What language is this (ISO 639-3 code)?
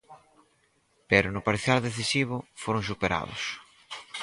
glg